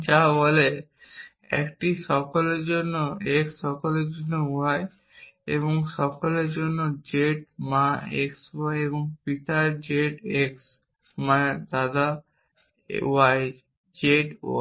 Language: Bangla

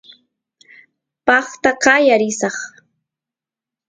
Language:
Santiago del Estero Quichua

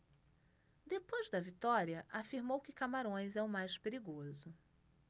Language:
Portuguese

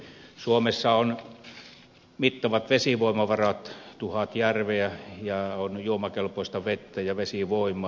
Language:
Finnish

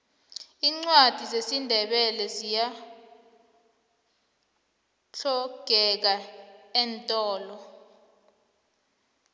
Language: South Ndebele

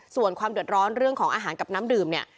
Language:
Thai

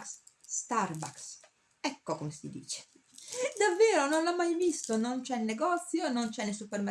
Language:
Italian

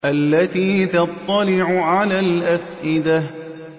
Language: Arabic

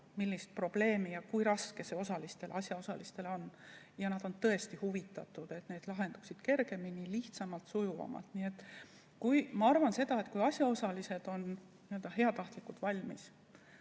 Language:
Estonian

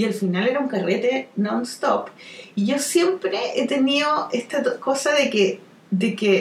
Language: Spanish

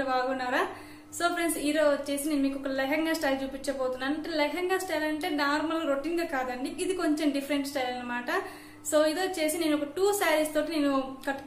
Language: Hindi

